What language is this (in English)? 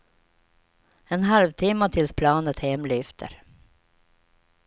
Swedish